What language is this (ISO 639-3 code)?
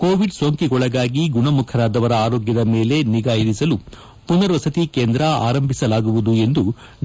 kan